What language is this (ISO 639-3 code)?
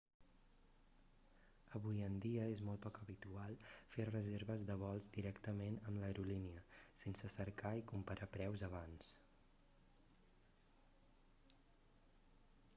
cat